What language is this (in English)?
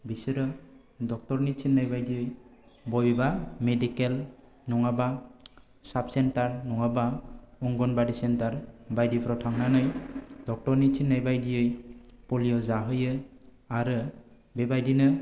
Bodo